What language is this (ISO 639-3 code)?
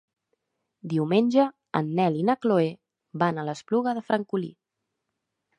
cat